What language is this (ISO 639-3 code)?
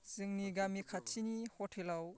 brx